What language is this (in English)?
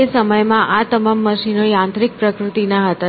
Gujarati